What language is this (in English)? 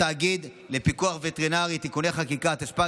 Hebrew